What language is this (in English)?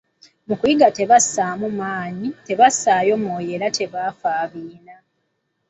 Ganda